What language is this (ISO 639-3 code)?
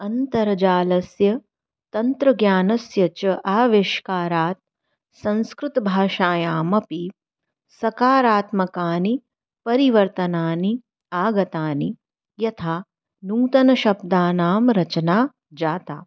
san